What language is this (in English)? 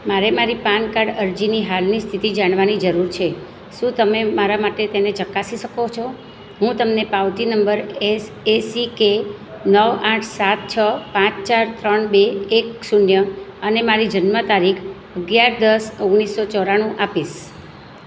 Gujarati